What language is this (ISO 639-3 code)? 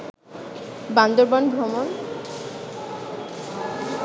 ben